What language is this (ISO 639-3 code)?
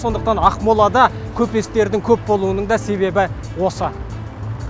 kaz